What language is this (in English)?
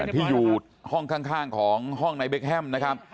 Thai